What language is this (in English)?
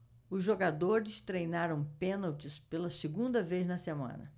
Portuguese